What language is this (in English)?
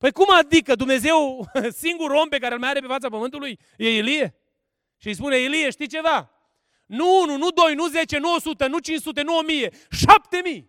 Romanian